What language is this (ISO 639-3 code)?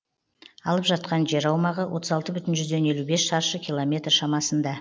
kaz